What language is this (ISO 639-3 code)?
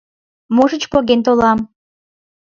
chm